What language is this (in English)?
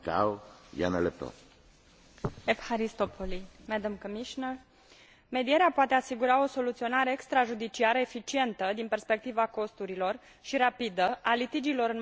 Romanian